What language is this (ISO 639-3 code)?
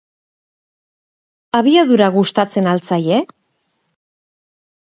eus